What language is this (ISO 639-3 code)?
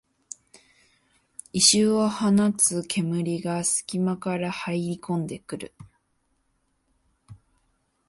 jpn